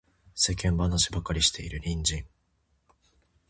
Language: Japanese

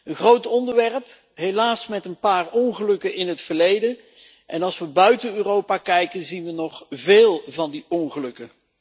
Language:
Dutch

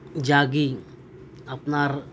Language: Santali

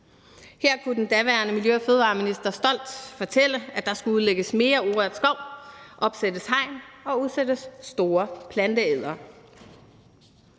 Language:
Danish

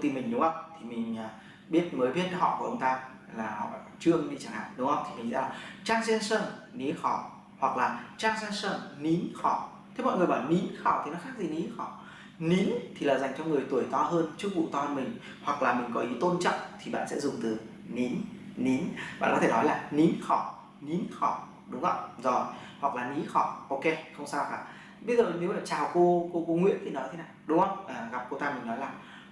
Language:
Vietnamese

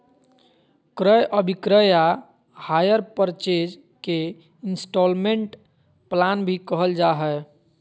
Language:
Magahi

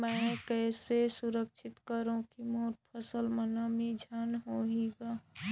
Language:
Chhattisgarhi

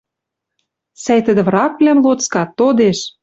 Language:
Western Mari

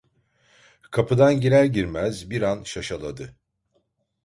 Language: Turkish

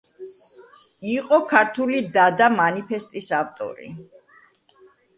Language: Georgian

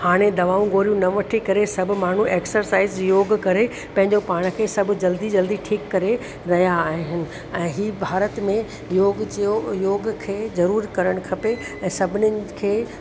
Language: Sindhi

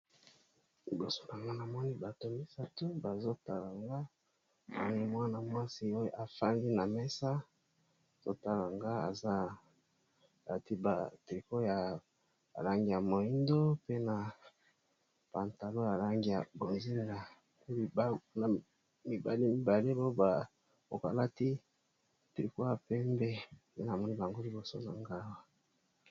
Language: Lingala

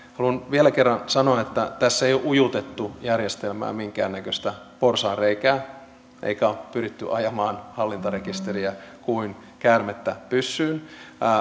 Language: Finnish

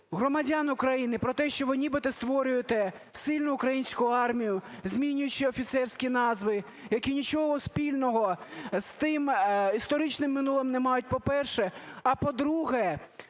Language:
Ukrainian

